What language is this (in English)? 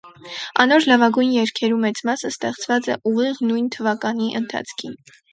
Armenian